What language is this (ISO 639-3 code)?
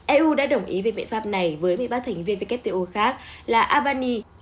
vie